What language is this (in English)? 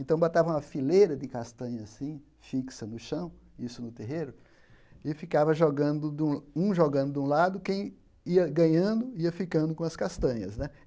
Portuguese